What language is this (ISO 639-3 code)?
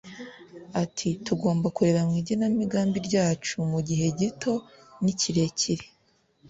kin